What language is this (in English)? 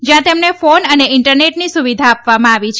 Gujarati